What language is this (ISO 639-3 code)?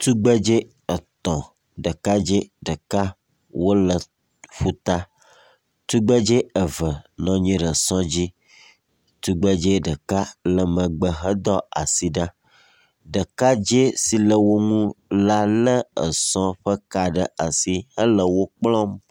ewe